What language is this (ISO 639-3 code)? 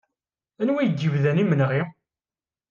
kab